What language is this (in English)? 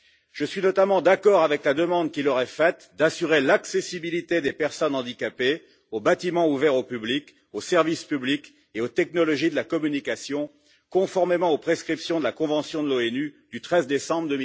French